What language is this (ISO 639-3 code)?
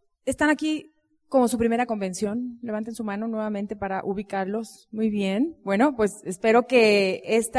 spa